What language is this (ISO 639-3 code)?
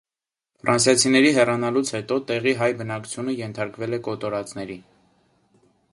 hye